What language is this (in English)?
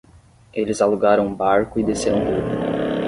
Portuguese